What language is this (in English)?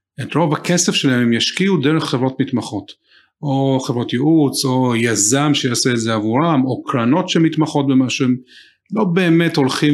Hebrew